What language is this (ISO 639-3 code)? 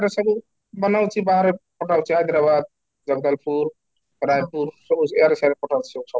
ori